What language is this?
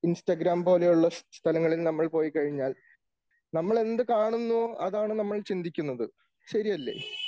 Malayalam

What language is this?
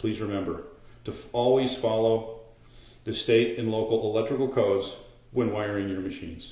English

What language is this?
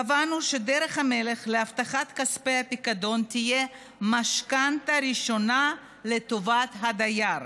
Hebrew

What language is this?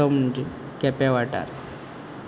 Konkani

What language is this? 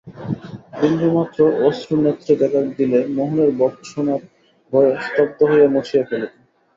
Bangla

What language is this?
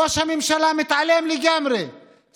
Hebrew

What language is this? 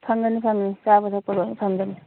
Manipuri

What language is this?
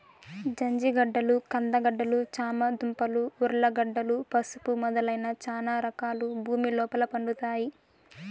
Telugu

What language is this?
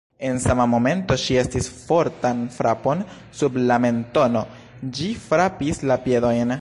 Esperanto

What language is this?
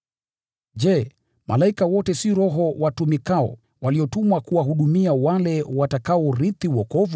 Swahili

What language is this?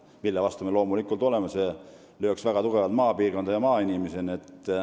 Estonian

